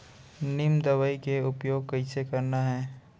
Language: Chhattisgarhi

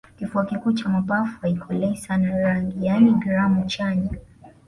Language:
Swahili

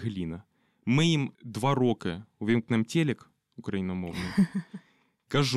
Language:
Ukrainian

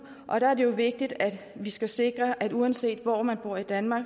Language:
Danish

